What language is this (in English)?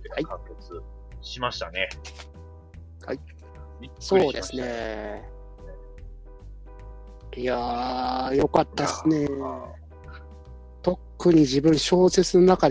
Japanese